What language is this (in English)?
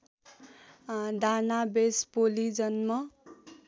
Nepali